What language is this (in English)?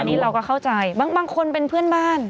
Thai